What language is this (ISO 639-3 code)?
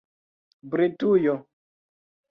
epo